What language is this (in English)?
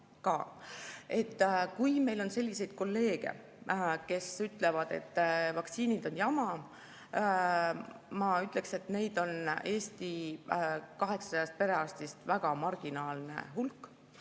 Estonian